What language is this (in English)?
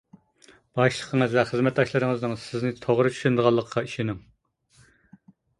Uyghur